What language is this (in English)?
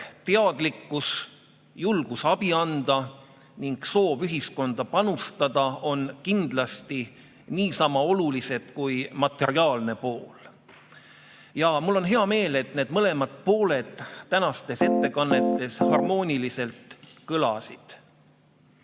Estonian